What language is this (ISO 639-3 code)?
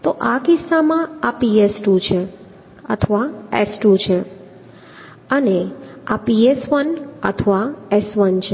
guj